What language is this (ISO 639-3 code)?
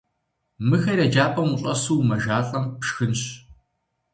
kbd